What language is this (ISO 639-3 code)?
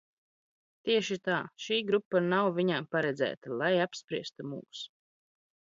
lav